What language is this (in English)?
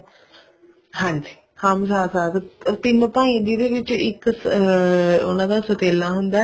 Punjabi